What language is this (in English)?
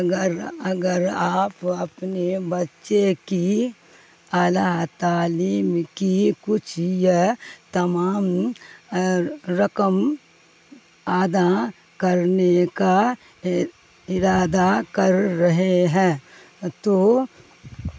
Urdu